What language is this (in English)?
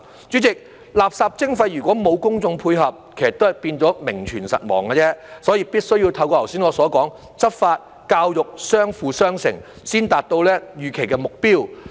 Cantonese